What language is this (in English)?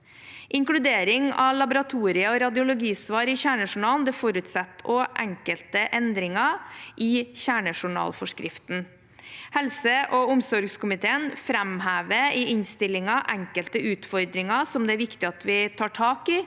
Norwegian